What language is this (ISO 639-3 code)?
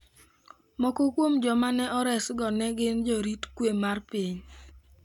luo